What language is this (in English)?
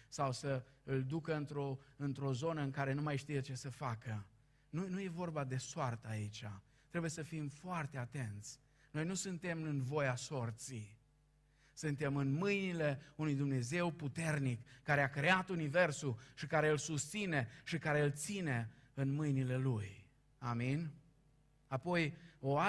Romanian